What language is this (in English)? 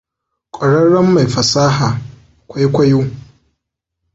Hausa